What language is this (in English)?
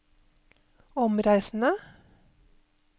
Norwegian